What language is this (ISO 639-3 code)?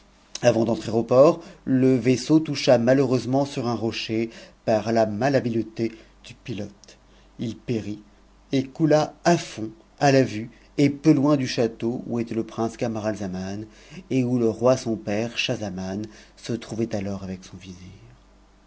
fra